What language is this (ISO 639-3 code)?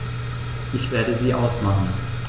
deu